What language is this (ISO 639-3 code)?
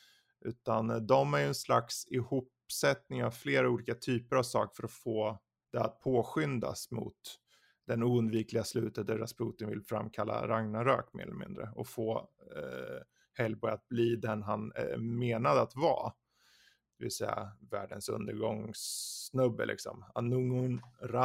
swe